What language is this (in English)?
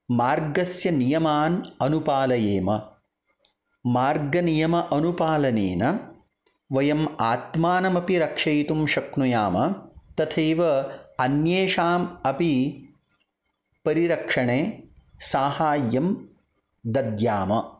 Sanskrit